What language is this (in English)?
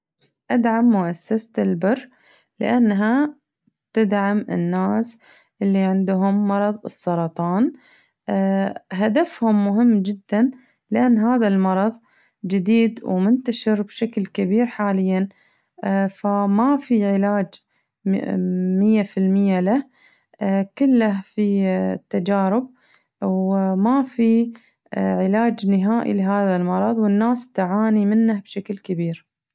Najdi Arabic